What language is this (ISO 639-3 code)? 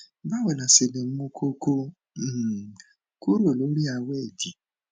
yor